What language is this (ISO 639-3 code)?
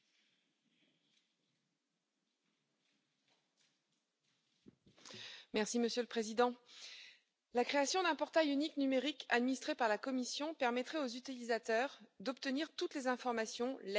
fra